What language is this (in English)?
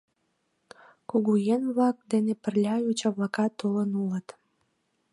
Mari